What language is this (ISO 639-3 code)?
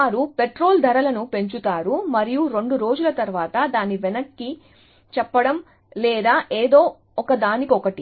tel